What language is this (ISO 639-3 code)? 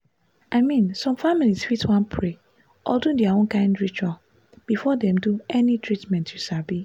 pcm